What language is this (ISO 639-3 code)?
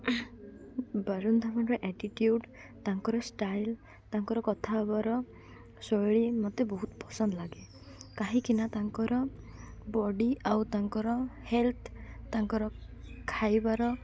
ori